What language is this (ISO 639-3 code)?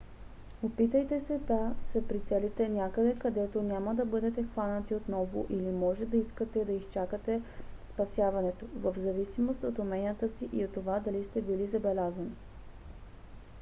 bul